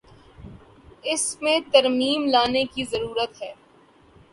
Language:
Urdu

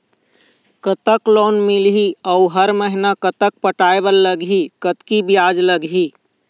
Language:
Chhattisgarhi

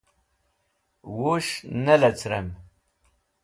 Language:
Wakhi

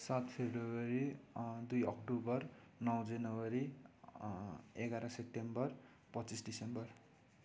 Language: Nepali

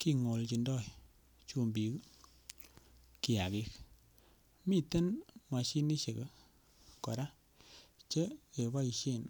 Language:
Kalenjin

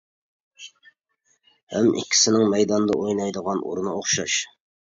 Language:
Uyghur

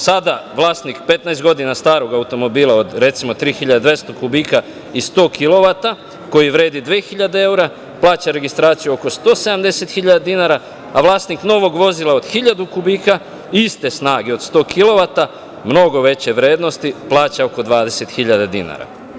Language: Serbian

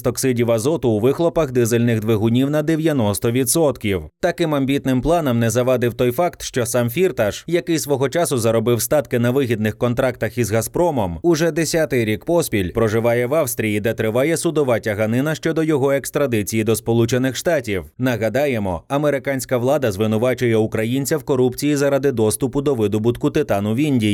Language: Ukrainian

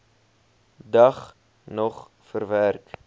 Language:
Afrikaans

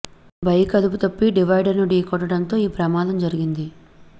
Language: Telugu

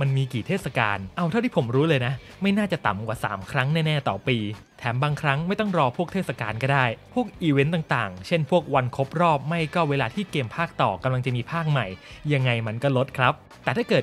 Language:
Thai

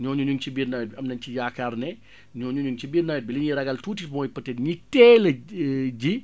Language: Wolof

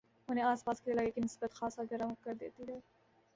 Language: Urdu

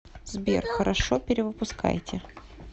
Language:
Russian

